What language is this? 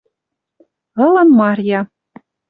Western Mari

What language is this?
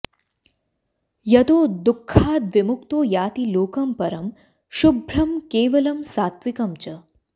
Sanskrit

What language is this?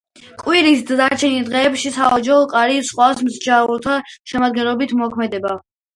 Georgian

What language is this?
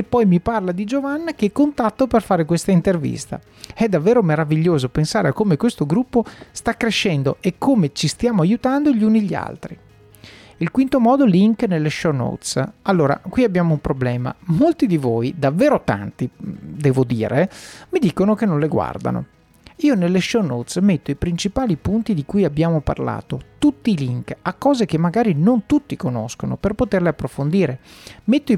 Italian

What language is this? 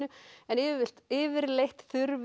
Icelandic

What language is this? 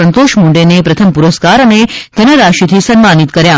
Gujarati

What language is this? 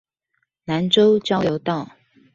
Chinese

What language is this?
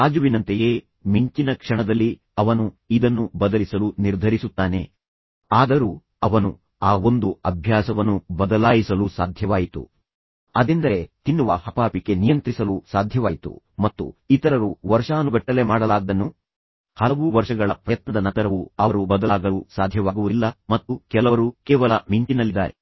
Kannada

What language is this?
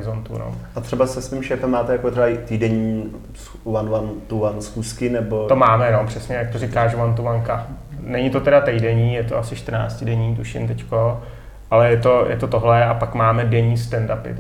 Czech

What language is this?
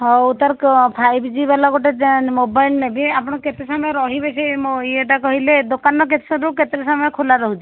Odia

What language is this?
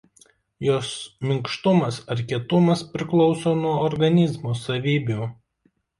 Lithuanian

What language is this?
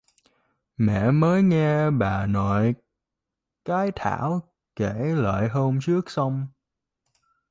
Vietnamese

